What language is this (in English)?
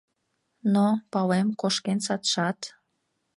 Mari